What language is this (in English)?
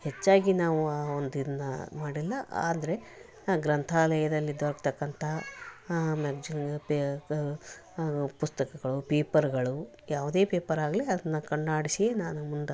Kannada